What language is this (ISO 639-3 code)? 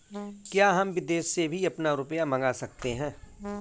hin